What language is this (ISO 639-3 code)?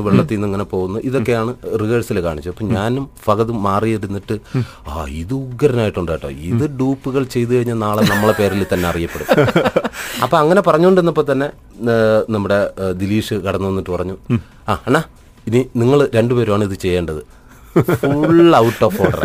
mal